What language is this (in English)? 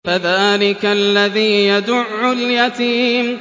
Arabic